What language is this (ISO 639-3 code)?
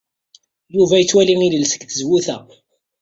kab